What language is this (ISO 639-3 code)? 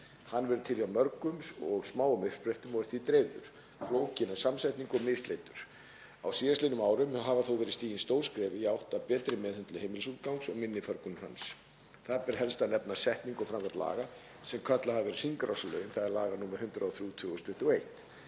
isl